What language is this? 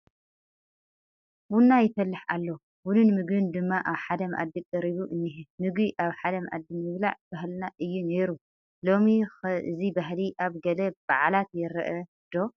Tigrinya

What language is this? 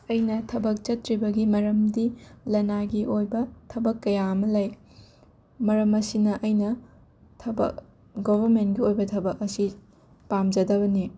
Manipuri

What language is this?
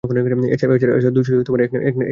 Bangla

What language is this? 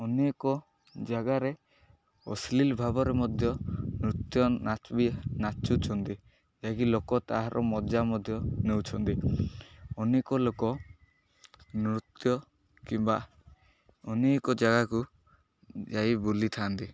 Odia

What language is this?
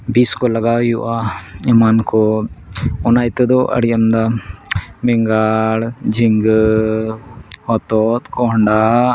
Santali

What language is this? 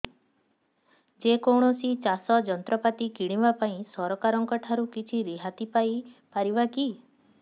Odia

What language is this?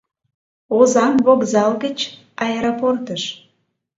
Mari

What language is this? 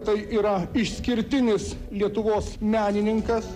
Lithuanian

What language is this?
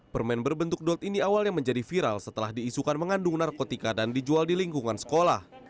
Indonesian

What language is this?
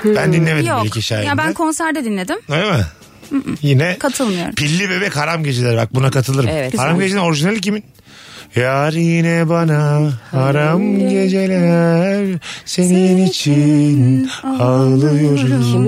Turkish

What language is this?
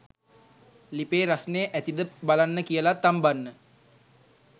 Sinhala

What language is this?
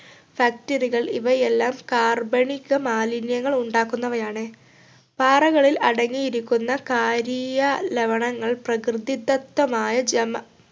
Malayalam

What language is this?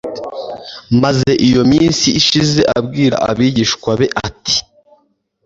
Kinyarwanda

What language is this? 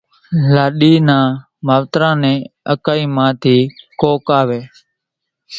Kachi Koli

